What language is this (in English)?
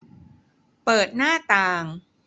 Thai